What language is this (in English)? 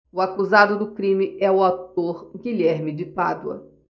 Portuguese